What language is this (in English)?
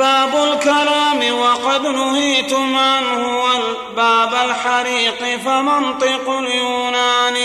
Arabic